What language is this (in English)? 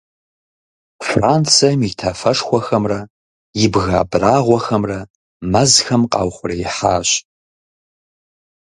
Kabardian